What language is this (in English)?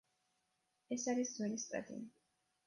Georgian